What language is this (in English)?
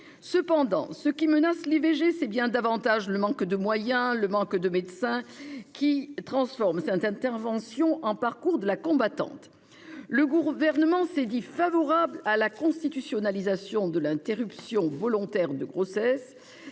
French